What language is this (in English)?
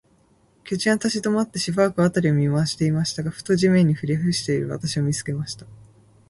Japanese